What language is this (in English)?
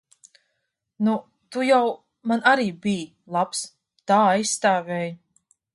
Latvian